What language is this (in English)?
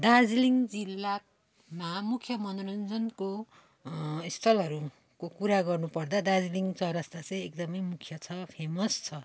Nepali